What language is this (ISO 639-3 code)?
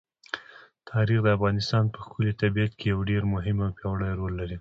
pus